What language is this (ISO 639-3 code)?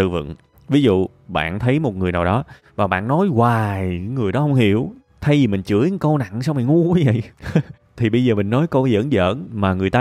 vie